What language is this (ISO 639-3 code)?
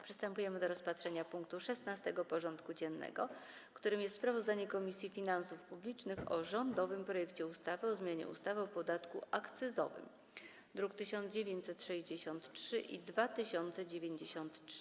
pol